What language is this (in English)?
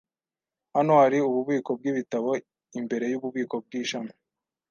Kinyarwanda